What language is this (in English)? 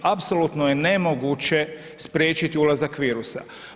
Croatian